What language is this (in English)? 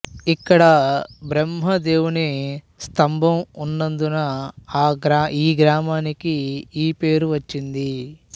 Telugu